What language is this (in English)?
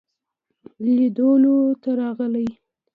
Pashto